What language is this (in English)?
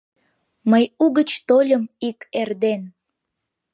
Mari